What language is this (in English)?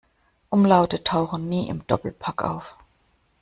German